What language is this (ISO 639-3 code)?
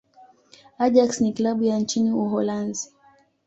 swa